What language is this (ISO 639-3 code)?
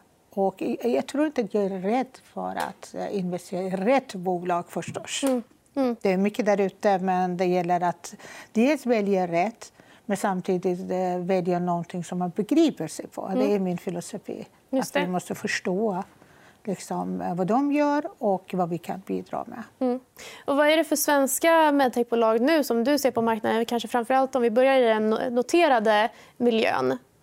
swe